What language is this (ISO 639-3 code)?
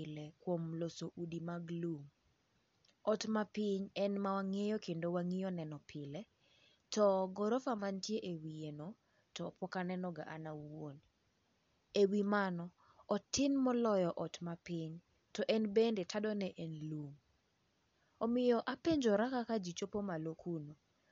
luo